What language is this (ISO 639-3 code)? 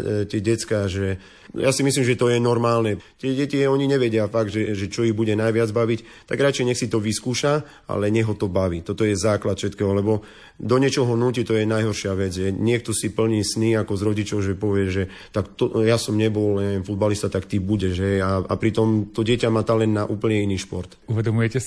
slk